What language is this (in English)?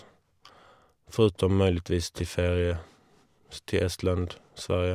Norwegian